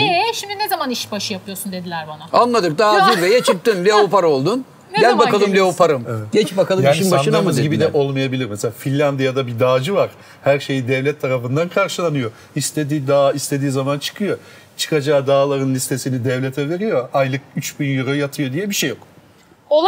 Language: Turkish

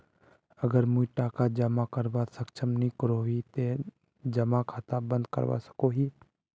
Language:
Magahi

